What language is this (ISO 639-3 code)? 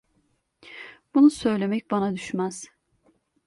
tur